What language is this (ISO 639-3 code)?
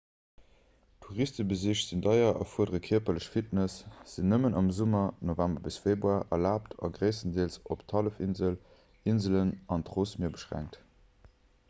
ltz